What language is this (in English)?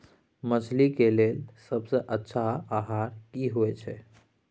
Maithili